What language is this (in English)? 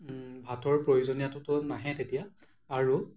Assamese